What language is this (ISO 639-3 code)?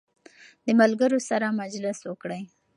pus